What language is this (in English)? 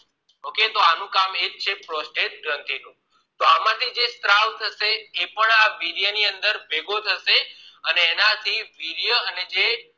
Gujarati